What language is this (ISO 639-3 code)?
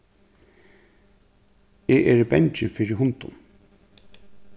fao